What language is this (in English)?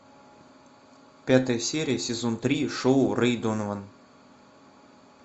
Russian